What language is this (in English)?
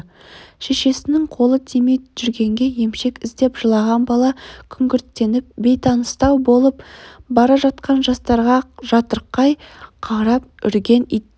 Kazakh